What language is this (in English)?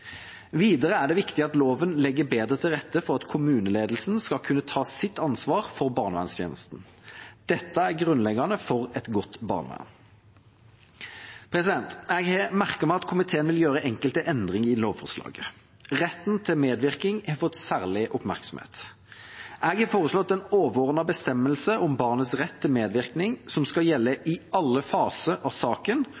Norwegian Bokmål